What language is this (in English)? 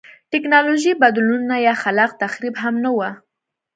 Pashto